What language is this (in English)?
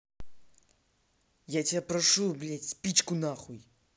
Russian